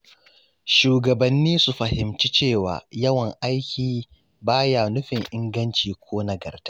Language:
Hausa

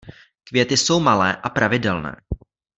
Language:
Czech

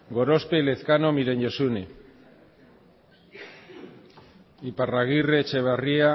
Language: Basque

